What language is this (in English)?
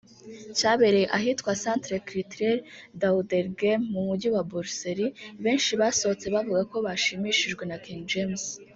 Kinyarwanda